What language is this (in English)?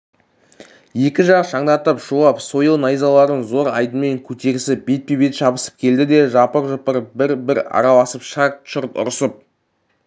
Kazakh